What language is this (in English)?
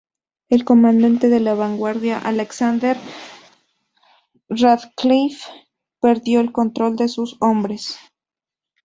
Spanish